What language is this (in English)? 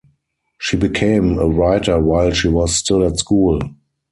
English